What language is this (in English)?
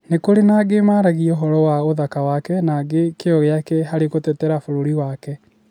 Kikuyu